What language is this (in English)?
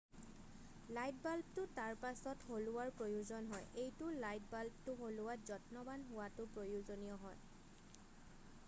Assamese